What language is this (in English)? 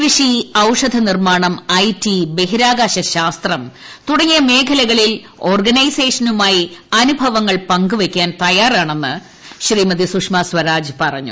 Malayalam